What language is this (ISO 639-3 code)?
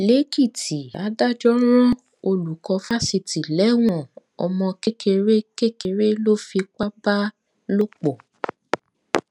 yor